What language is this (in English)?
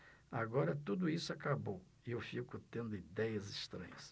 Portuguese